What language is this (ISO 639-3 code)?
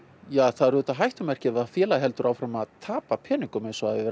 isl